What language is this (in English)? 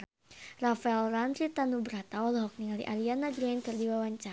Sundanese